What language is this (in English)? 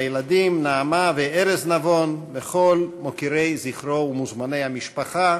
Hebrew